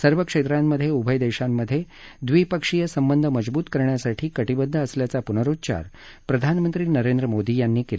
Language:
Marathi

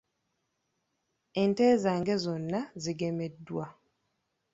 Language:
Ganda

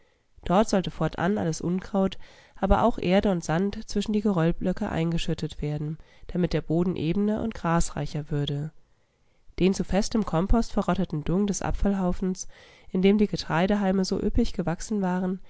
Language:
German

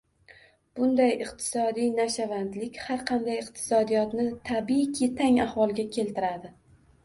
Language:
Uzbek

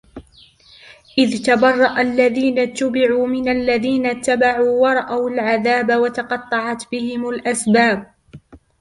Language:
Arabic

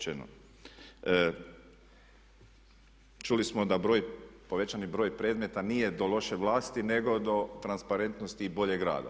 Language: Croatian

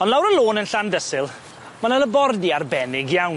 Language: Welsh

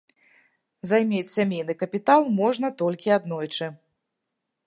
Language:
Belarusian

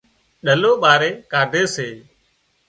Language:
Wadiyara Koli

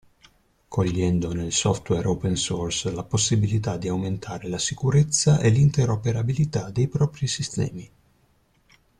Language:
Italian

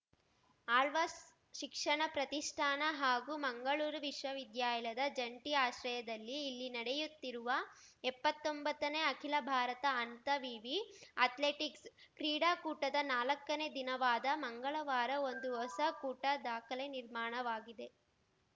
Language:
Kannada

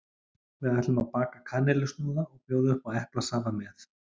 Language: Icelandic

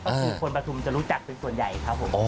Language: Thai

